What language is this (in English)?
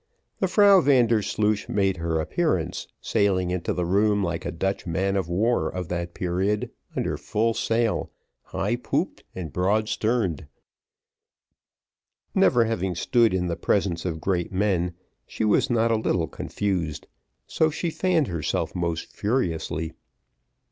English